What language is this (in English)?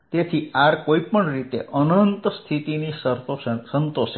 Gujarati